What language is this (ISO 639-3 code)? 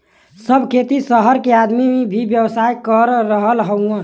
bho